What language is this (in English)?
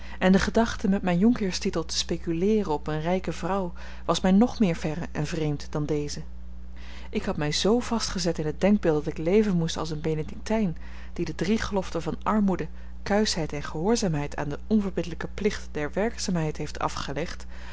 Dutch